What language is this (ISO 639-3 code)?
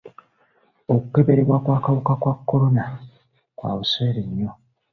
lug